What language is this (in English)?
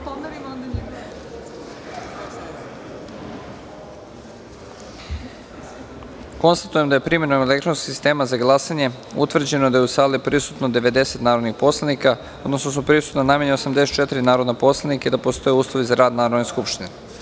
Serbian